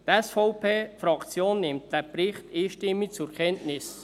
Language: Swiss German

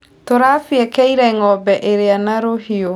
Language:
Kikuyu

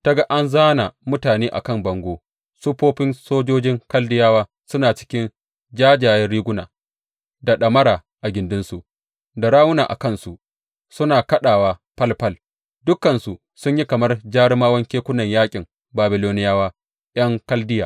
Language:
Hausa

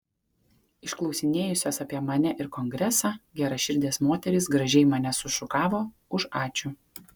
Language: Lithuanian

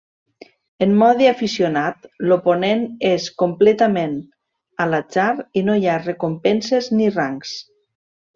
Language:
Catalan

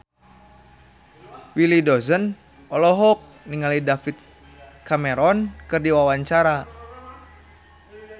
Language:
Sundanese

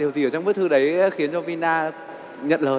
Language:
Vietnamese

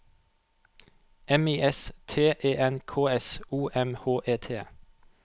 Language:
Norwegian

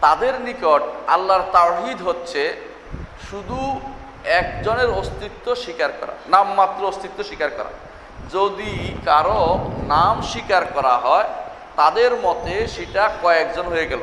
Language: Turkish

